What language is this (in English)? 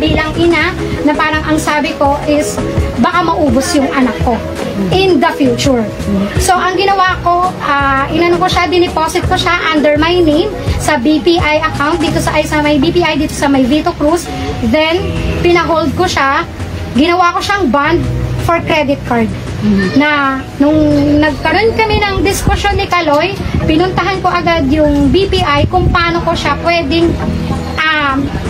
Filipino